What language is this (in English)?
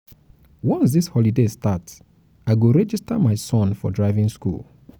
Nigerian Pidgin